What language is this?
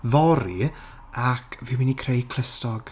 Welsh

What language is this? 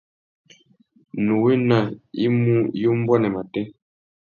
Tuki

